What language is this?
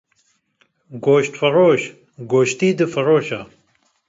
Kurdish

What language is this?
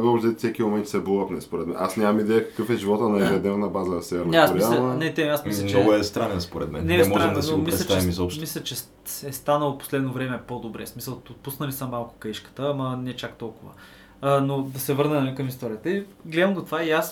Bulgarian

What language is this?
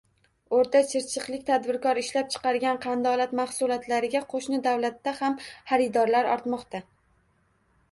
Uzbek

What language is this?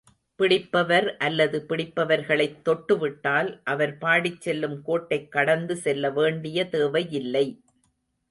Tamil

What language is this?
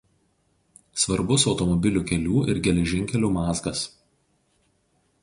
Lithuanian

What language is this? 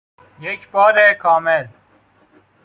Persian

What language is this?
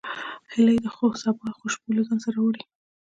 Pashto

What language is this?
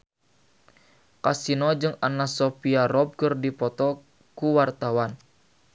Sundanese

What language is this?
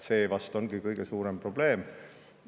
Estonian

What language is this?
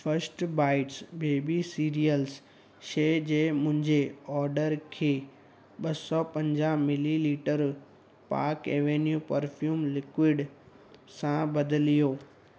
Sindhi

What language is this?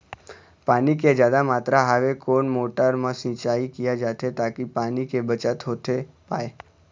Chhattisgarhi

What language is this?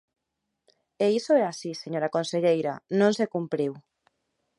Galician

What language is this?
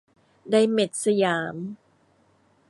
Thai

